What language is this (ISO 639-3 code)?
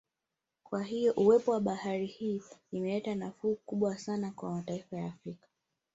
swa